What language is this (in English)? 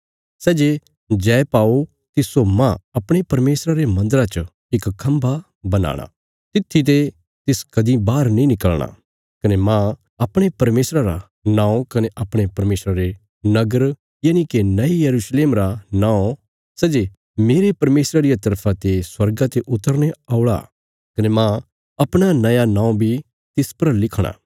Bilaspuri